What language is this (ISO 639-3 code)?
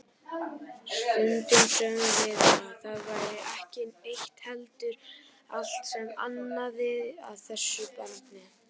isl